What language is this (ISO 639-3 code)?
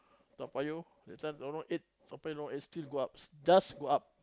eng